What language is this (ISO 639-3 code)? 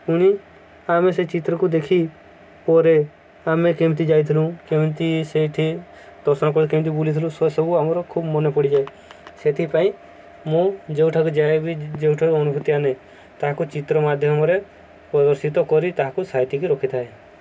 ori